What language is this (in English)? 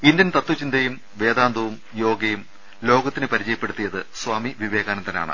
Malayalam